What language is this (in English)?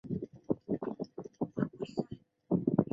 Chinese